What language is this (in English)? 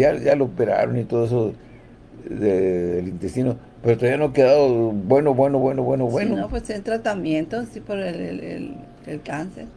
Spanish